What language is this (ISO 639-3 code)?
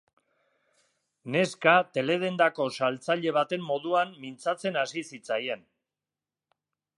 eus